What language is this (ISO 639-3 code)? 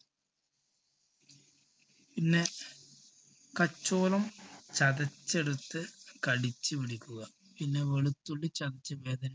mal